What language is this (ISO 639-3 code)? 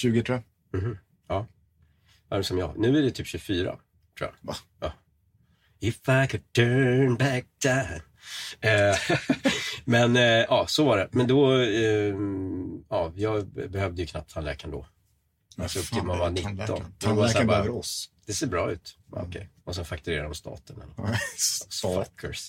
swe